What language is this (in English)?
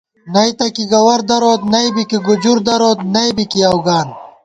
Gawar-Bati